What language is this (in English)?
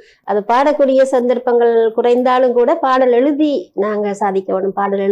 Tamil